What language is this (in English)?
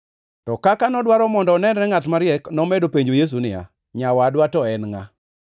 Luo (Kenya and Tanzania)